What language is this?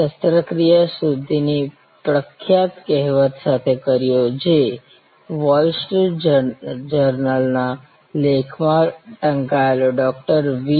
Gujarati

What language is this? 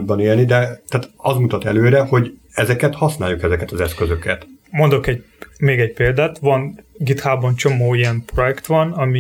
Hungarian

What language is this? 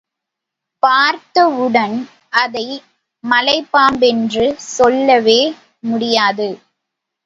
Tamil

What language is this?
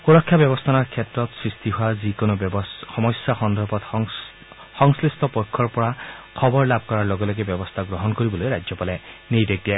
Assamese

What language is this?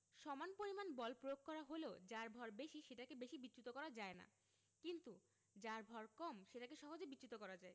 Bangla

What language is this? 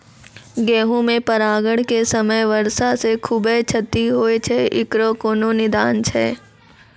Maithili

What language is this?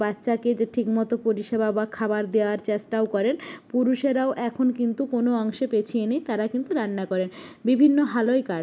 Bangla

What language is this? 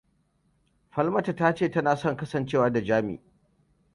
Hausa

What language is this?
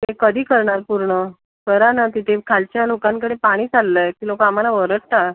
Marathi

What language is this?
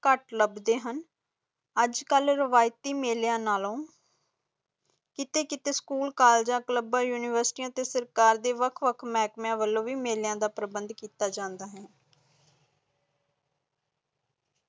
Punjabi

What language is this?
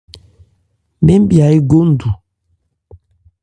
Ebrié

